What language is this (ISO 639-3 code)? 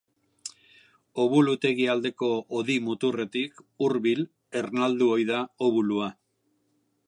eus